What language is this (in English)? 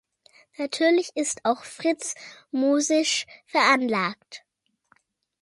German